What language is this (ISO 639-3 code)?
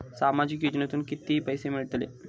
mar